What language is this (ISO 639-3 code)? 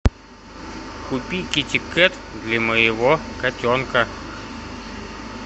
rus